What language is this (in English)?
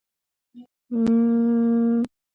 Georgian